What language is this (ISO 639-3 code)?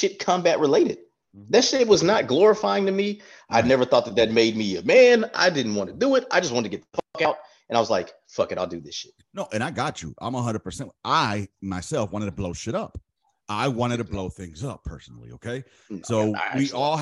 eng